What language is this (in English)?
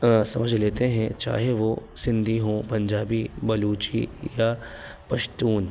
Urdu